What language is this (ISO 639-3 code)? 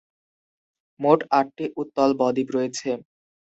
ben